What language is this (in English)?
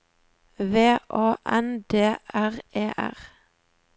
Norwegian